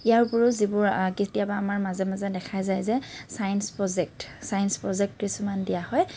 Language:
Assamese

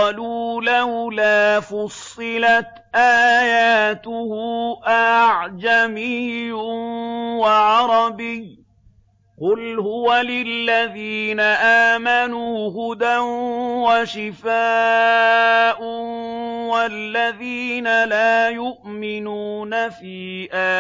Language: Arabic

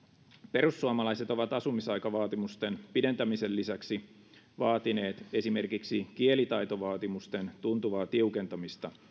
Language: Finnish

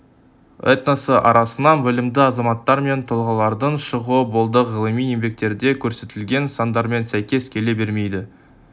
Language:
Kazakh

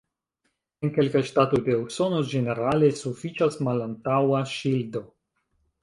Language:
Esperanto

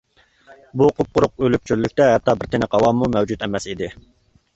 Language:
Uyghur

